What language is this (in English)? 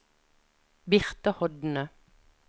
Norwegian